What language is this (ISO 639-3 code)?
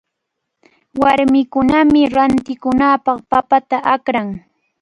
qvl